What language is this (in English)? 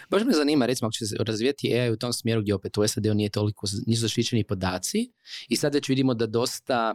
Croatian